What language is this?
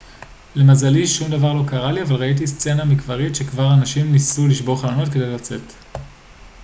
Hebrew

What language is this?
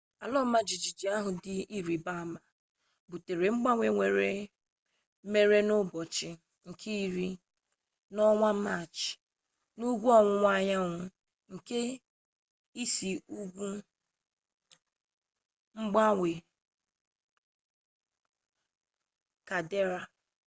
Igbo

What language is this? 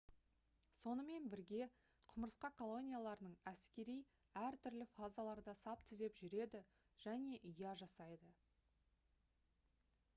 Kazakh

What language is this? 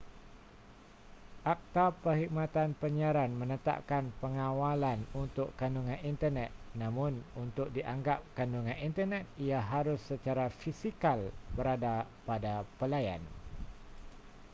Malay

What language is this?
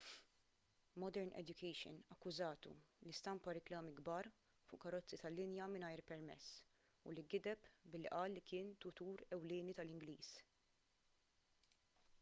Maltese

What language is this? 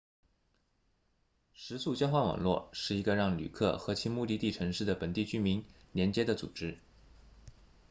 Chinese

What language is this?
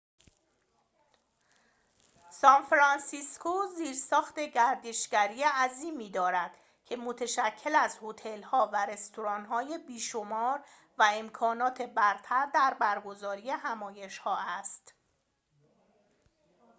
Persian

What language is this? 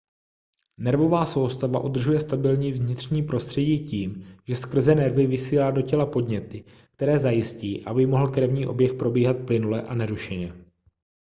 Czech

